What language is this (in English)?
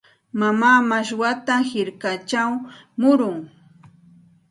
Santa Ana de Tusi Pasco Quechua